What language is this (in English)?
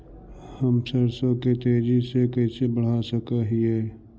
Magahi